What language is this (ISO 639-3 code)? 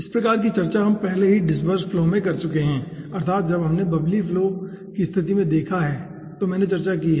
hin